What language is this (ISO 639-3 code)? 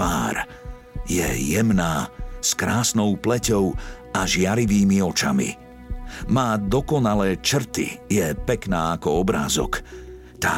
slk